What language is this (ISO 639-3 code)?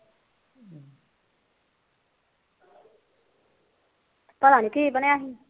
pan